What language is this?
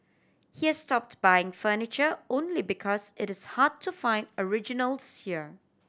English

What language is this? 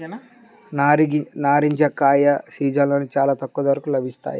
Telugu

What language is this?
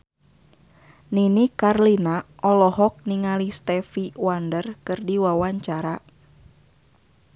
Sundanese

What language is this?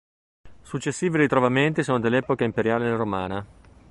Italian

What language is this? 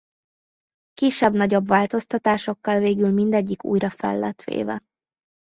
Hungarian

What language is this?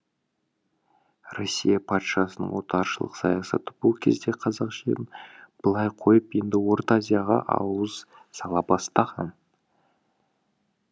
Kazakh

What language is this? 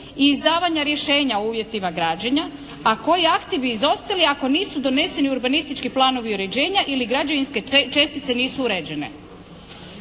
Croatian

